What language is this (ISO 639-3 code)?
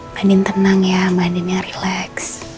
ind